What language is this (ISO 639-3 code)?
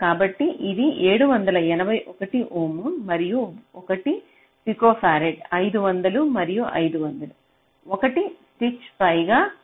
tel